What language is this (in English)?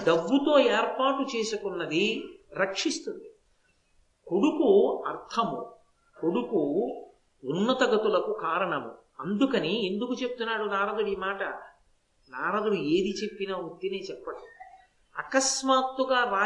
Telugu